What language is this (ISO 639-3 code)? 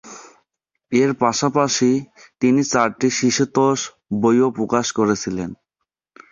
ben